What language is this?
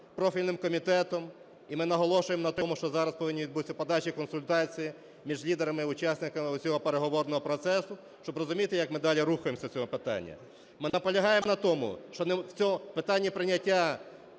Ukrainian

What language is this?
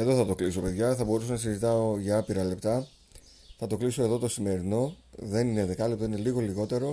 Greek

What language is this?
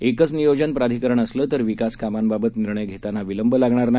Marathi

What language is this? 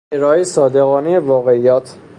Persian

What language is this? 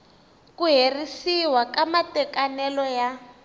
Tsonga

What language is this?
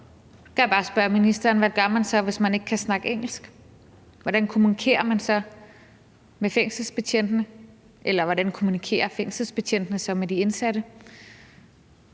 Danish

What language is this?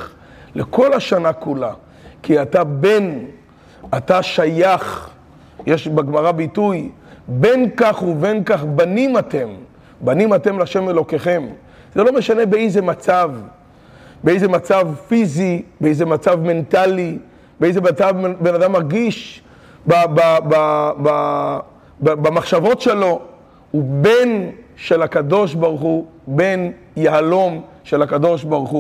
Hebrew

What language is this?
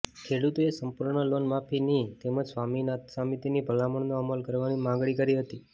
Gujarati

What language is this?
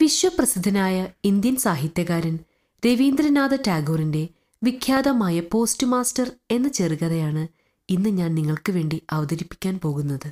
Malayalam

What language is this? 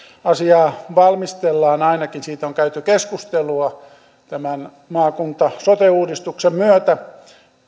Finnish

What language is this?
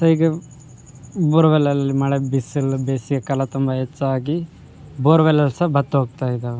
Kannada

